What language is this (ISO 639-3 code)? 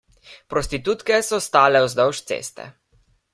slv